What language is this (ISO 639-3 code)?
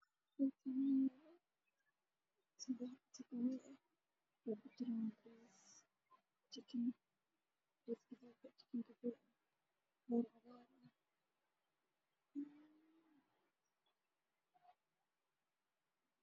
som